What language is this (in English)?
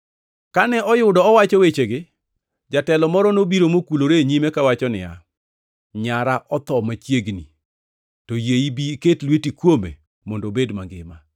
Luo (Kenya and Tanzania)